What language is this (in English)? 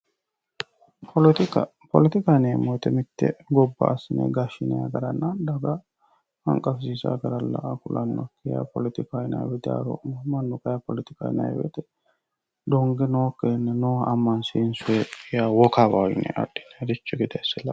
Sidamo